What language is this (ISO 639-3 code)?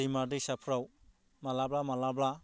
brx